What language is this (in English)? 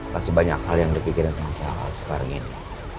Indonesian